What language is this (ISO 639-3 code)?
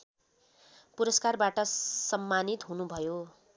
nep